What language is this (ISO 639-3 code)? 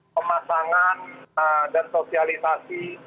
ind